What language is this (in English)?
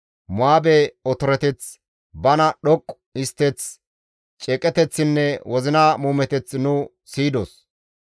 Gamo